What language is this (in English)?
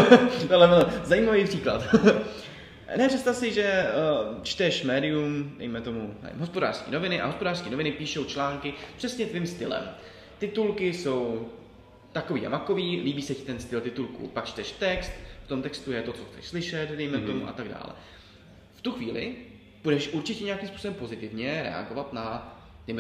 Czech